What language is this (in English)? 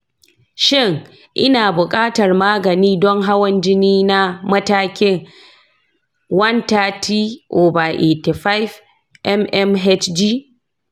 Hausa